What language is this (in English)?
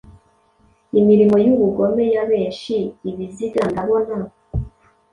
Kinyarwanda